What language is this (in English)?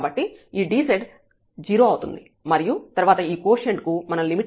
Telugu